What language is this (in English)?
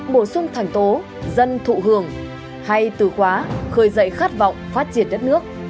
Vietnamese